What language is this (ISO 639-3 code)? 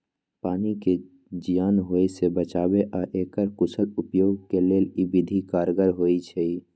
mag